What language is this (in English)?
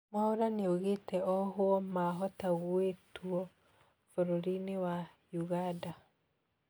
Kikuyu